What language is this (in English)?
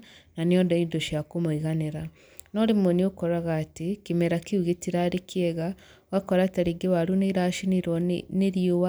Kikuyu